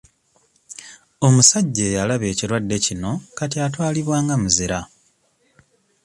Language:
Ganda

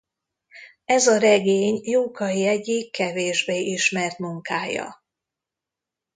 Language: Hungarian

